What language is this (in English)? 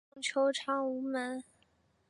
Chinese